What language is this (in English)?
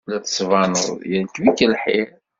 Kabyle